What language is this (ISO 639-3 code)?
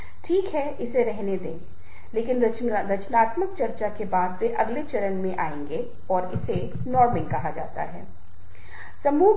hin